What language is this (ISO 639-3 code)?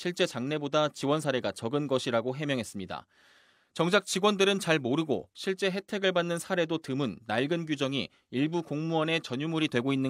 kor